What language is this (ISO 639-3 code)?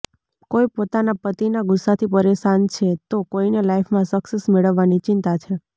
guj